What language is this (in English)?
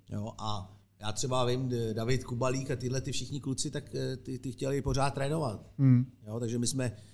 Czech